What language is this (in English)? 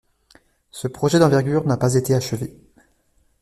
French